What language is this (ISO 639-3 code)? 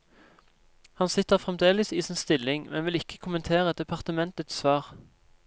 nor